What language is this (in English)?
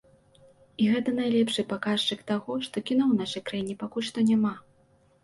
Belarusian